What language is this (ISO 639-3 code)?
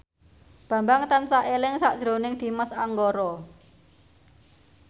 jav